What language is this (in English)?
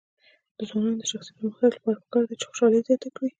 Pashto